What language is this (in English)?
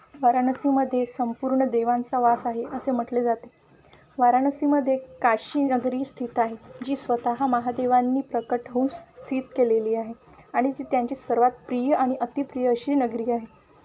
Marathi